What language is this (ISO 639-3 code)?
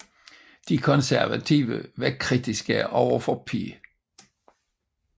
dan